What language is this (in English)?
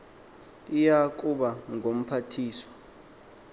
Xhosa